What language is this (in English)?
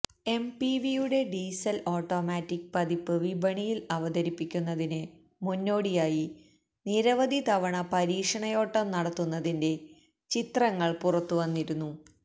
Malayalam